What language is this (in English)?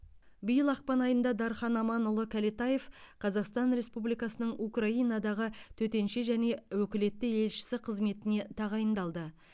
Kazakh